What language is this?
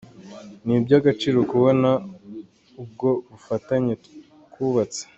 Kinyarwanda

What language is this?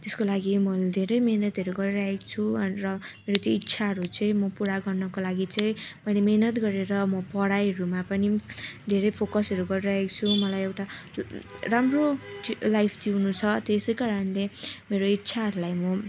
Nepali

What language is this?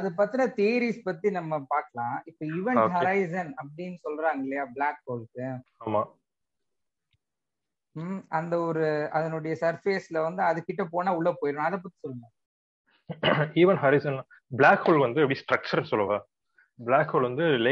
Tamil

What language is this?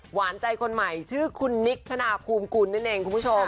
Thai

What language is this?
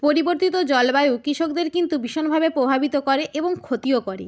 Bangla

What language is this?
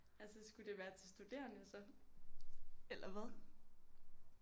Danish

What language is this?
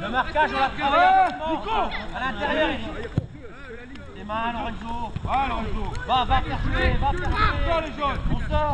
French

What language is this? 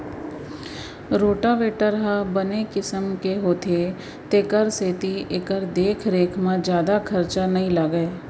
Chhattisgarhi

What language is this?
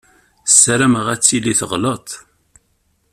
Kabyle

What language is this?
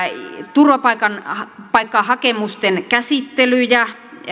Finnish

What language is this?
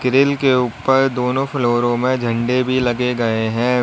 Hindi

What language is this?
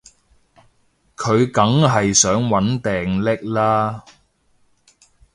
Cantonese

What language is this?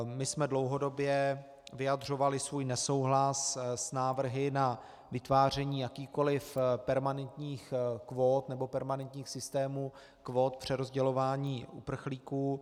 Czech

